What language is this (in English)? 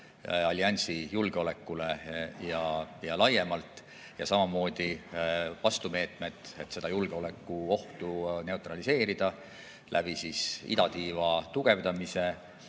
Estonian